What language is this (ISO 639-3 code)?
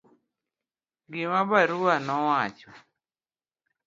luo